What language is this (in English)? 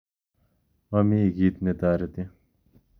Kalenjin